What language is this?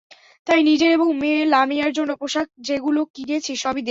Bangla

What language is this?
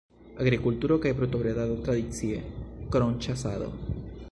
Esperanto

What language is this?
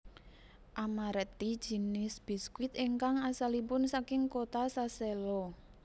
Javanese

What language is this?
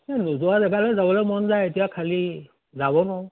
Assamese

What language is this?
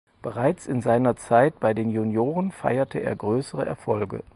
German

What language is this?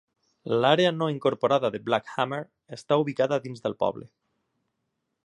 Catalan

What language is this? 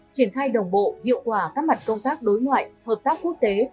Vietnamese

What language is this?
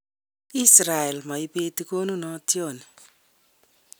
Kalenjin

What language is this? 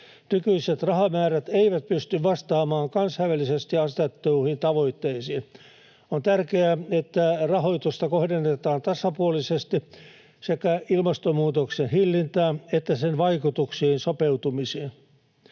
Finnish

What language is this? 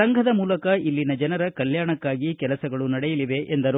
Kannada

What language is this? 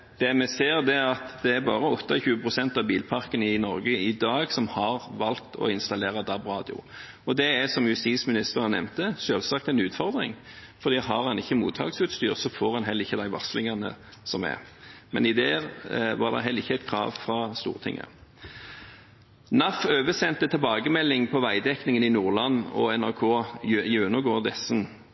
Norwegian Bokmål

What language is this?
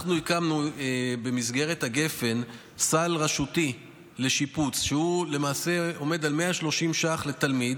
Hebrew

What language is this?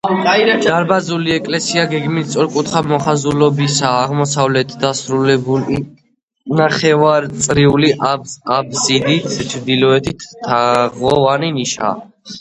Georgian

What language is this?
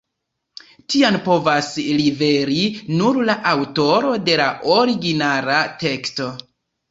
Esperanto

